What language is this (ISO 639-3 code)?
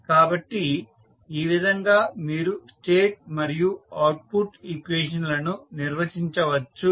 tel